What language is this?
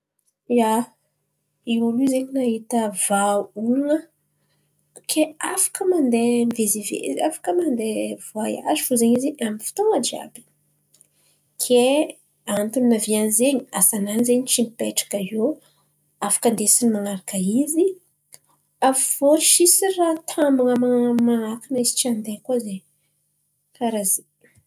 Antankarana Malagasy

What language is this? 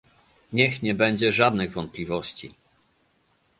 Polish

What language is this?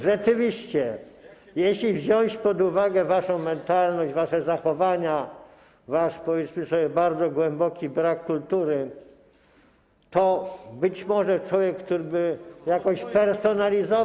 Polish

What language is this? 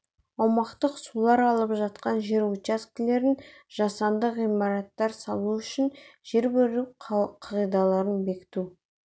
Kazakh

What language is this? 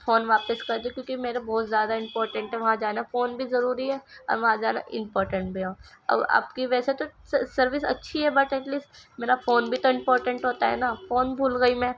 Urdu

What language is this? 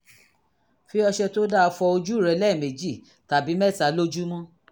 Yoruba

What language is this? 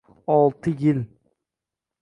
Uzbek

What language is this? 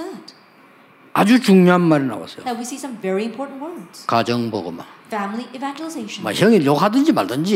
Korean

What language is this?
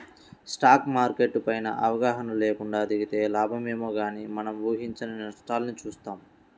Telugu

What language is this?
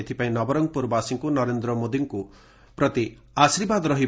Odia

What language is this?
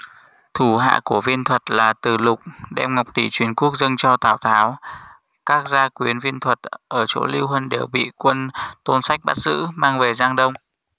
Vietnamese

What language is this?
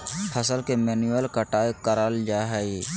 Magahi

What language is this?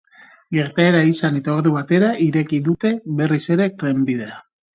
Basque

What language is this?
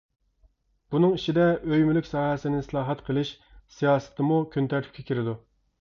Uyghur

